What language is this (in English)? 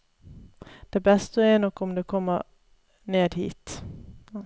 Norwegian